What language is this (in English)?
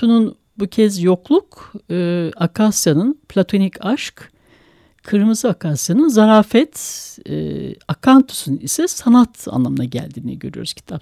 Turkish